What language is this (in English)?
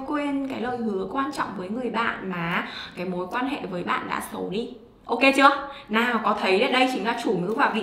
Vietnamese